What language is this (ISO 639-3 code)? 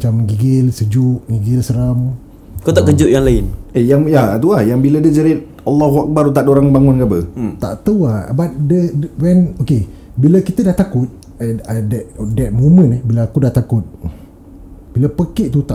msa